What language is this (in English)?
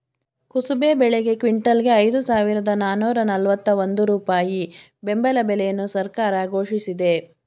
Kannada